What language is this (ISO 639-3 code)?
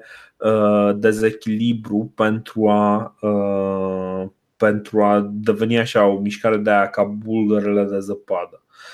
ron